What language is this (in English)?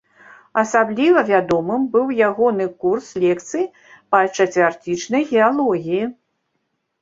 Belarusian